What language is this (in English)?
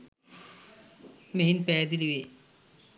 Sinhala